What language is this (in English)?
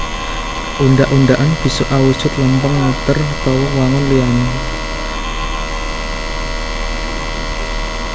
Javanese